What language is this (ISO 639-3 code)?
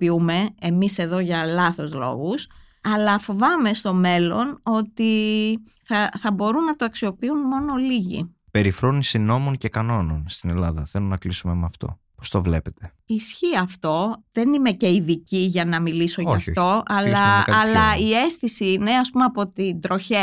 ell